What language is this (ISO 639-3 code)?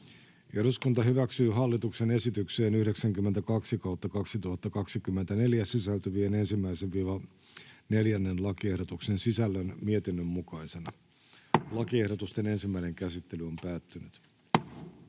fin